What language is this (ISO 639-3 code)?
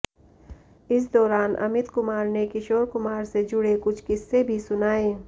hin